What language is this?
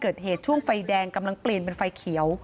Thai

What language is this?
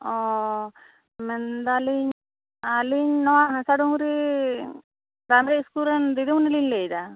Santali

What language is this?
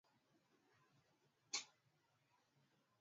Swahili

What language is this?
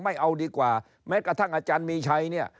Thai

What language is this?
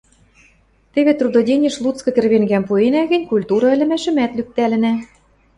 Western Mari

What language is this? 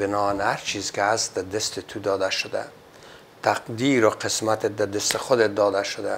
Persian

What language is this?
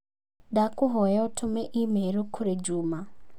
Kikuyu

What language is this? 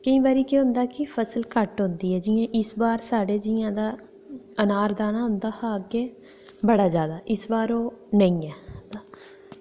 Dogri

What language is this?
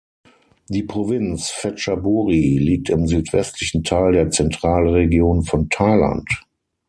German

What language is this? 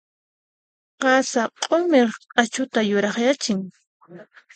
Puno Quechua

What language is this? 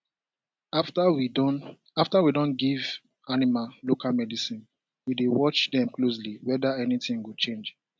Nigerian Pidgin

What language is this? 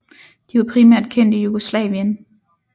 Danish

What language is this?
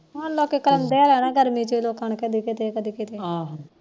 Punjabi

